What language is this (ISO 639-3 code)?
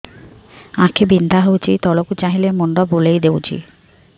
ori